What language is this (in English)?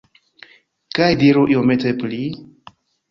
Esperanto